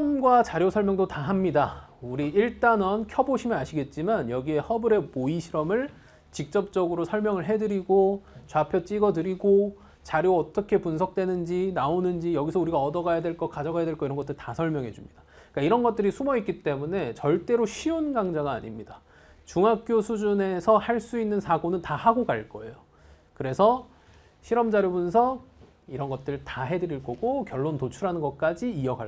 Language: Korean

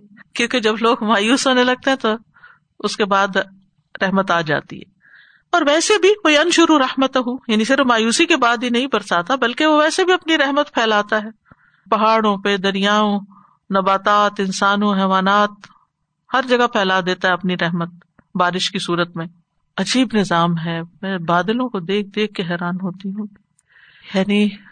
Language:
Urdu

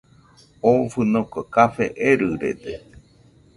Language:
Nüpode Huitoto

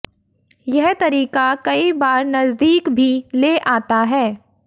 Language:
Hindi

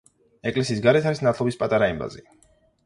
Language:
Georgian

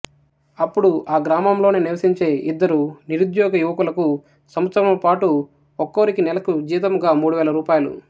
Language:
Telugu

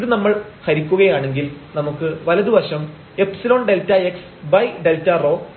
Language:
Malayalam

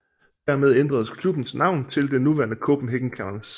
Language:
Danish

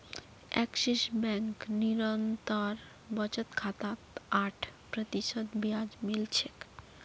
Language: Magahi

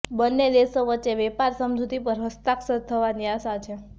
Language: Gujarati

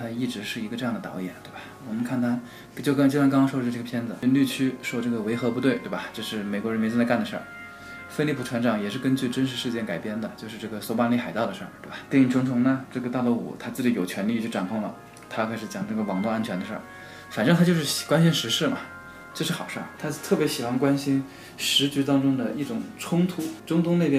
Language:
Chinese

